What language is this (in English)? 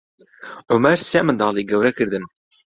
Central Kurdish